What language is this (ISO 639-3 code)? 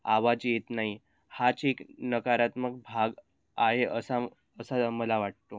mar